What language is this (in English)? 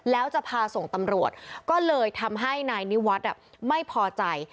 Thai